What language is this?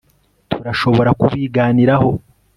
Kinyarwanda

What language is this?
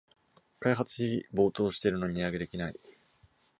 Japanese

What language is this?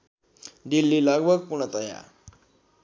Nepali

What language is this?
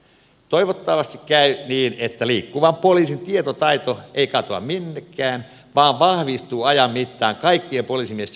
Finnish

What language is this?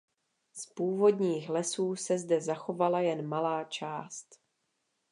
Czech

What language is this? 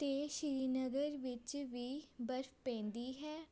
Punjabi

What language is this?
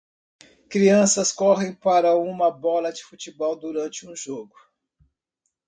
Portuguese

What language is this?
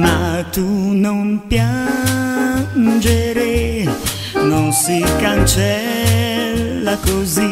Romanian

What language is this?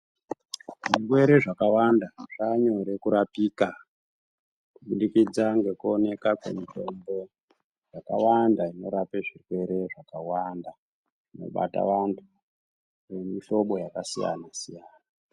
Ndau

